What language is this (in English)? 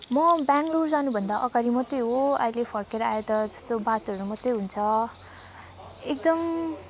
Nepali